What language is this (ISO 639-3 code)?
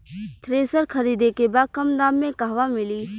bho